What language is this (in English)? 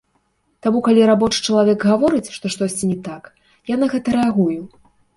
Belarusian